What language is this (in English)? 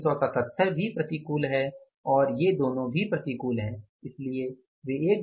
Hindi